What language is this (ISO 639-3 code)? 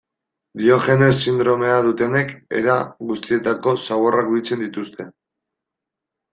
eus